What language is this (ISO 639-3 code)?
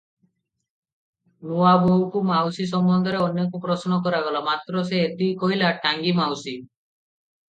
ori